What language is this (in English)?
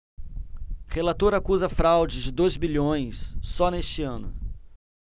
Portuguese